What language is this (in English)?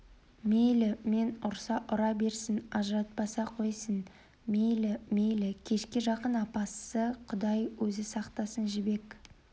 Kazakh